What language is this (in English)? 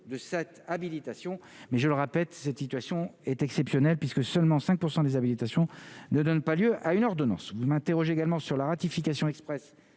French